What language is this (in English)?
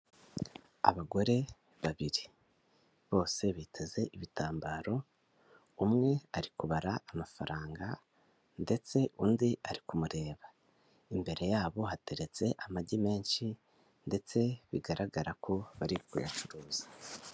Kinyarwanda